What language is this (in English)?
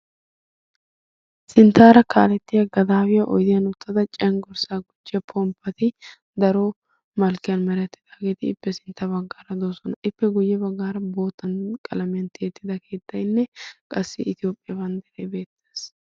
Wolaytta